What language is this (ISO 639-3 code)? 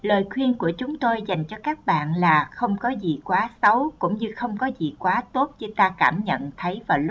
vie